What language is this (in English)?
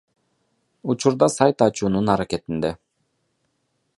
Kyrgyz